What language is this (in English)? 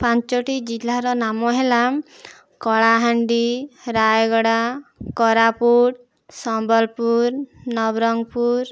Odia